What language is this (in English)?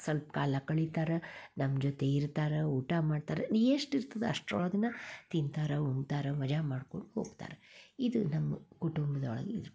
Kannada